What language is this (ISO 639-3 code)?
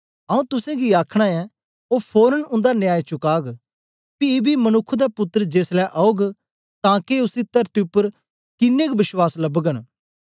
doi